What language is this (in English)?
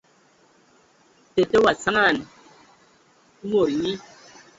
Ewondo